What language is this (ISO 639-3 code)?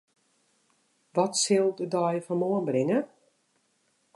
fry